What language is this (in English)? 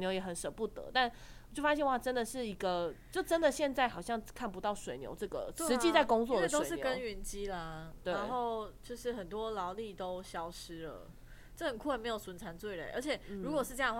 Chinese